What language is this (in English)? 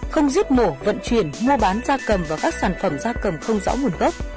Vietnamese